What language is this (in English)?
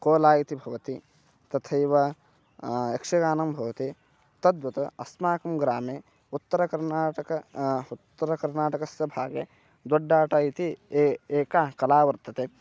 Sanskrit